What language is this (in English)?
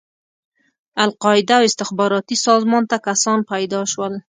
Pashto